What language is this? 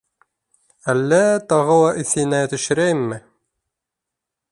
Bashkir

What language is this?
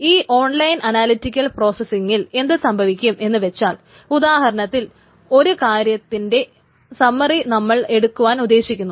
Malayalam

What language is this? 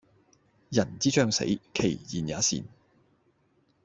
Cantonese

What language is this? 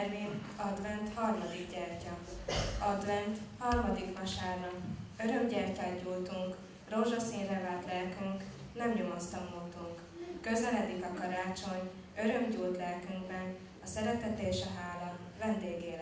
Hungarian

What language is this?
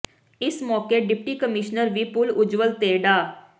Punjabi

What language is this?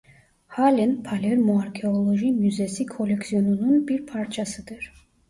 Turkish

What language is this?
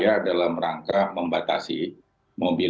Indonesian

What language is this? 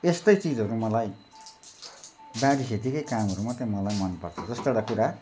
Nepali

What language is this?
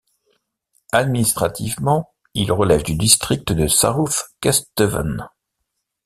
French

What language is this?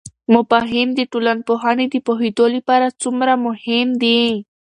Pashto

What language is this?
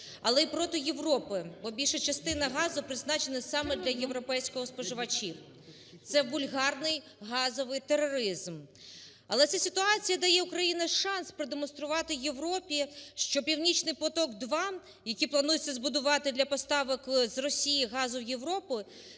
Ukrainian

